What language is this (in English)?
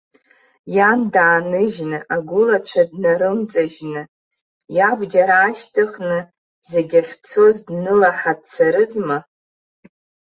Abkhazian